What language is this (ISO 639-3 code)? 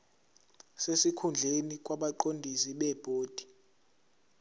zul